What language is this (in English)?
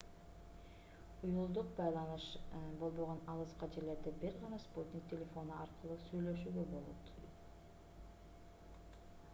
Kyrgyz